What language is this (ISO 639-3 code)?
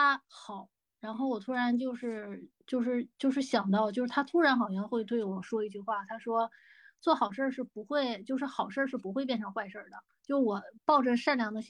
zho